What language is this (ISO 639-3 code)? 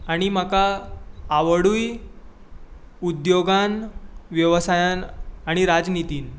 kok